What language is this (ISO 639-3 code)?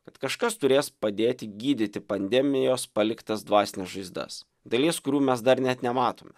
lit